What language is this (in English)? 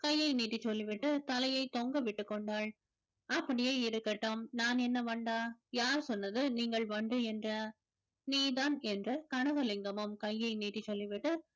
Tamil